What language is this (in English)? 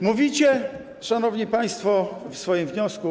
Polish